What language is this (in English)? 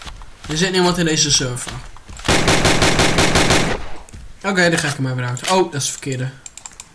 Dutch